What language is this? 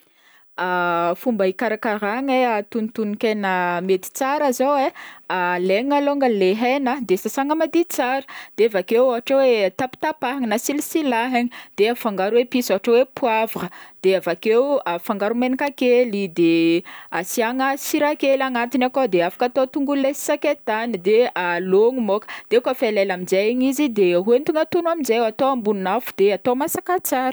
Northern Betsimisaraka Malagasy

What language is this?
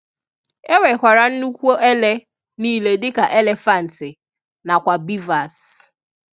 Igbo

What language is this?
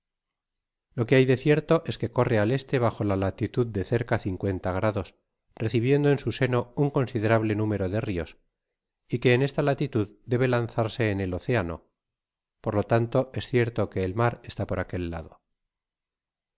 Spanish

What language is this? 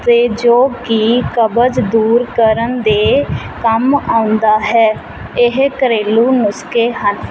Punjabi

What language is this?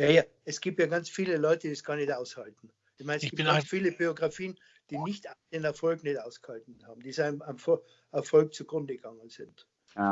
German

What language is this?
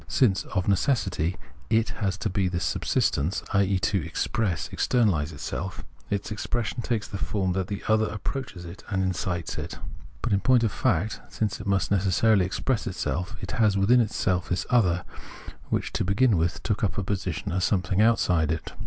English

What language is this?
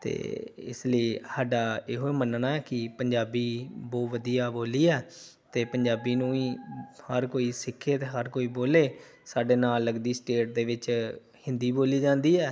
Punjabi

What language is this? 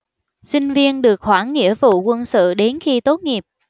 Vietnamese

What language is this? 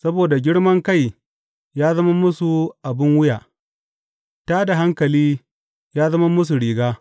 Hausa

